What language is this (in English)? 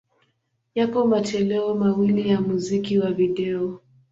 Swahili